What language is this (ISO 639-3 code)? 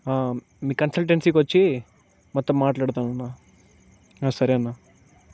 tel